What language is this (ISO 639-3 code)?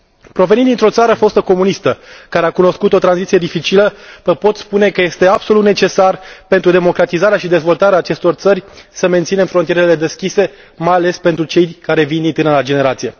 ron